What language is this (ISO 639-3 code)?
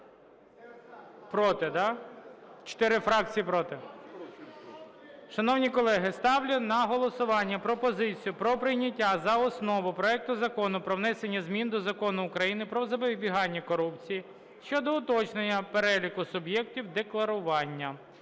ukr